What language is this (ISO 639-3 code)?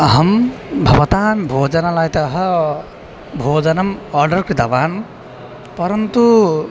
san